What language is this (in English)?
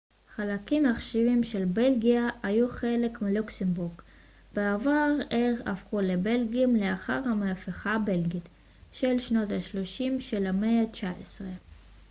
Hebrew